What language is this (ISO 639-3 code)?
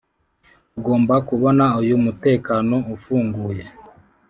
kin